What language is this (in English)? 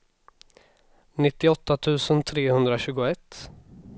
Swedish